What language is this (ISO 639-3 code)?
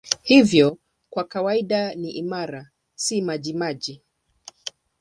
swa